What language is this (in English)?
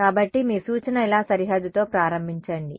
Telugu